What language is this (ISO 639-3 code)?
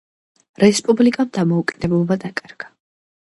kat